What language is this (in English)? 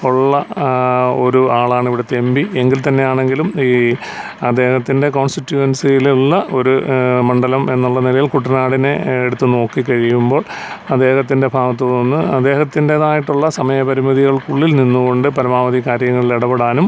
Malayalam